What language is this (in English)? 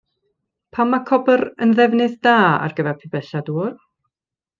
Welsh